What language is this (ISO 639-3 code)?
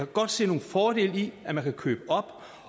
dan